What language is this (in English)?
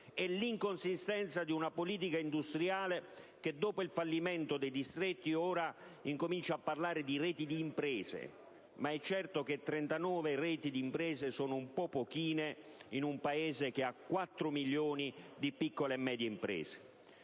Italian